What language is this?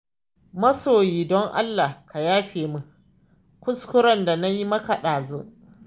Hausa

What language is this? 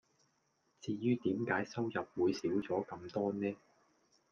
Cantonese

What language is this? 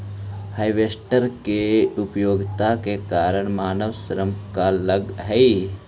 Magahi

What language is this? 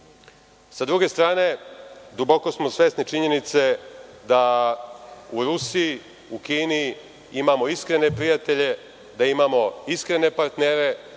Serbian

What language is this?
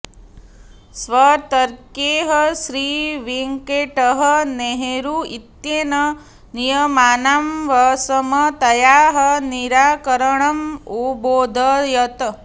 Sanskrit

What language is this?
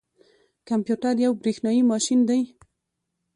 Pashto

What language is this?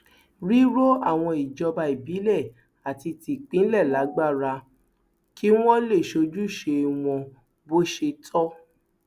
Yoruba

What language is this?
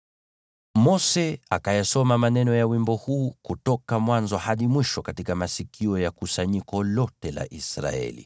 Swahili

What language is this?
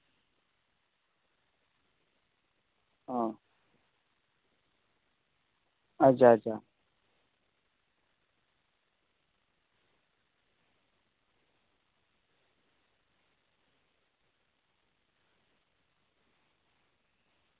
Santali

